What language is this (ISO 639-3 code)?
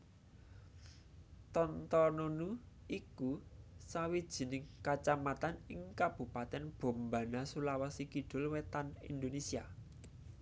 jav